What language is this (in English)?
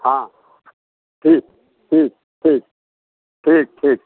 Maithili